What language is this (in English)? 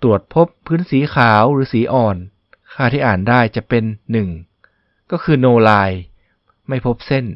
Thai